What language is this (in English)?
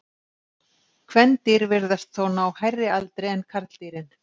Icelandic